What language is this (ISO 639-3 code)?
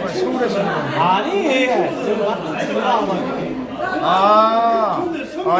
kor